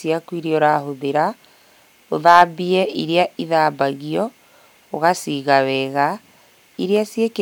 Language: Kikuyu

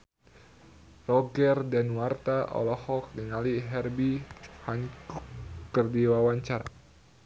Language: Sundanese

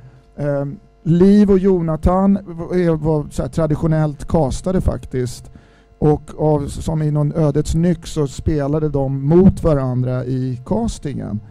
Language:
Swedish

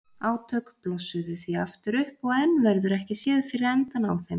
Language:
Icelandic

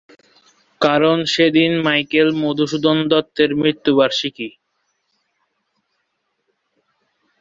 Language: Bangla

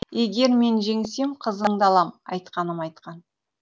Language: Kazakh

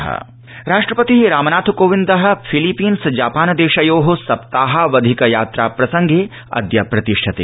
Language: Sanskrit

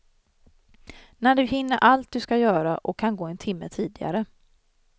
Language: Swedish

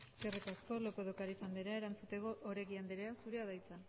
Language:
Basque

